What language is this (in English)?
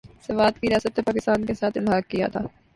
Urdu